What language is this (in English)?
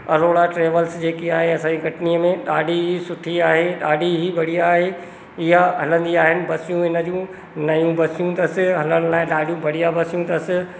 Sindhi